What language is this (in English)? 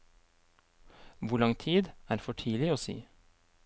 Norwegian